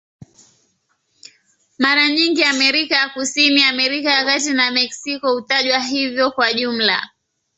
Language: Swahili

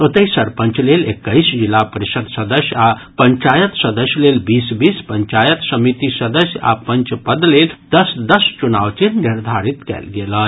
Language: Maithili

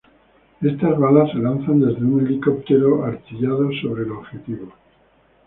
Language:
Spanish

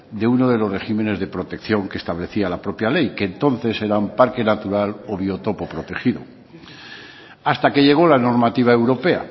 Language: Spanish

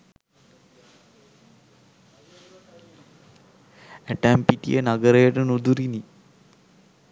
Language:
Sinhala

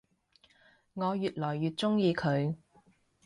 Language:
Cantonese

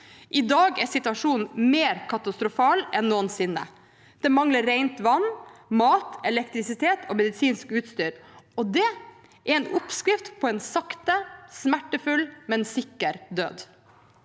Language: Norwegian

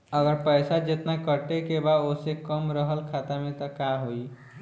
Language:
Bhojpuri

